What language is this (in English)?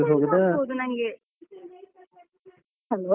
Kannada